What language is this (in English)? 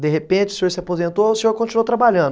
Portuguese